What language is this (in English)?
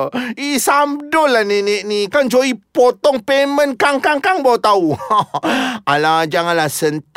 Malay